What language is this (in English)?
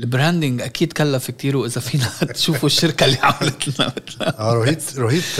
Arabic